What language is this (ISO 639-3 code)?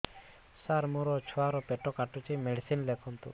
ori